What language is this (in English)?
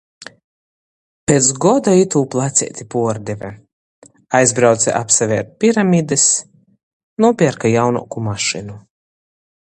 Latgalian